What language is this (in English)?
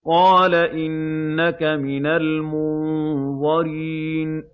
Arabic